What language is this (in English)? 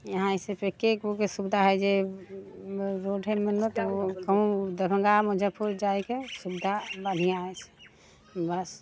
Maithili